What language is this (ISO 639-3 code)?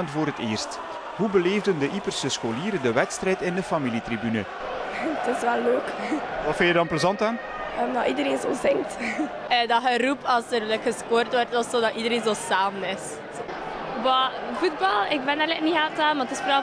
nld